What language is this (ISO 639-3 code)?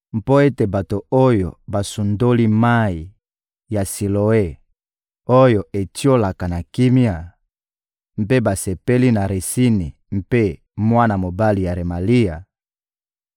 lin